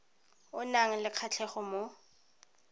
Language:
Tswana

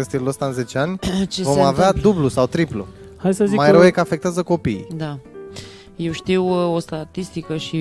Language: Romanian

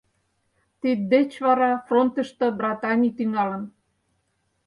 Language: Mari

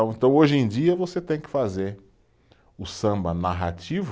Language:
Portuguese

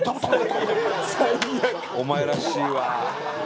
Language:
Japanese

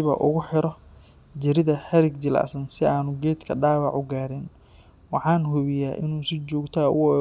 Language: Somali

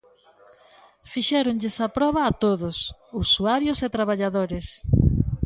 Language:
Galician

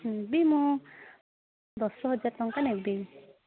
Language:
Odia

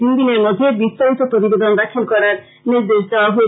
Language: Bangla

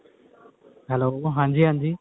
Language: Punjabi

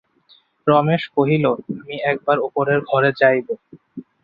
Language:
Bangla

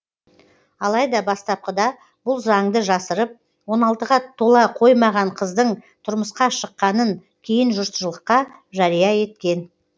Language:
Kazakh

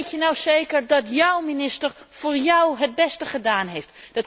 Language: Dutch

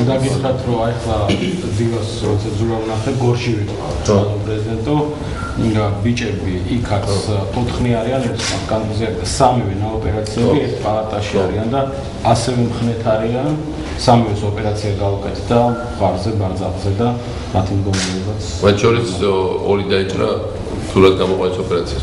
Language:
Romanian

